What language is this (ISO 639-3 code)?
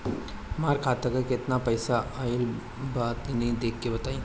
bho